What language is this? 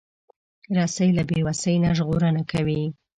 Pashto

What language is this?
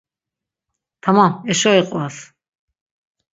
Laz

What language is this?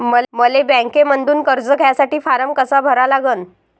Marathi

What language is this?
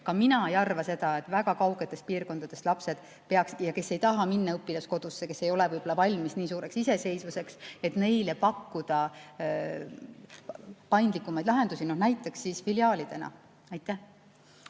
Estonian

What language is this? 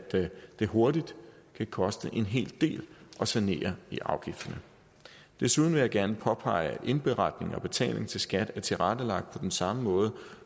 Danish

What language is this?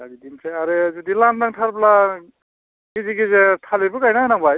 Bodo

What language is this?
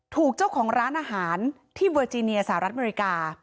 Thai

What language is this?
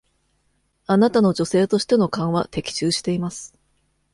Japanese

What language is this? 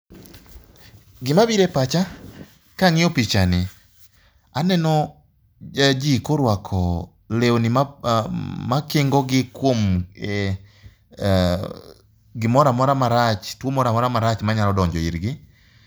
Luo (Kenya and Tanzania)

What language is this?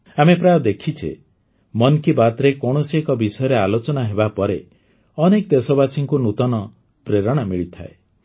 Odia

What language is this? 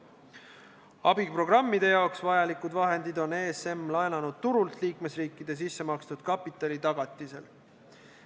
Estonian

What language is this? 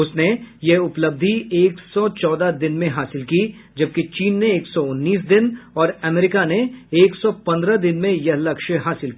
Hindi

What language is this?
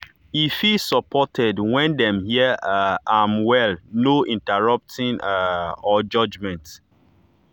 Nigerian Pidgin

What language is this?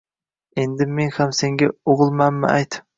Uzbek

